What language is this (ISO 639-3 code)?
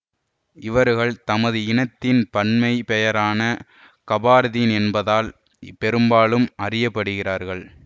tam